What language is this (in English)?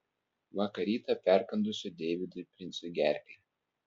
Lithuanian